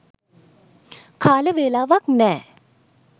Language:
Sinhala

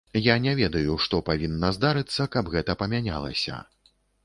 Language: Belarusian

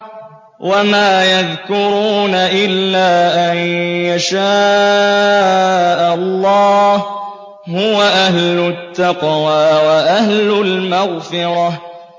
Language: Arabic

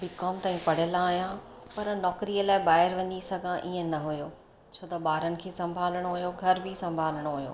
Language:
Sindhi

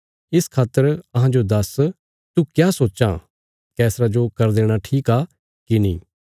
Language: Bilaspuri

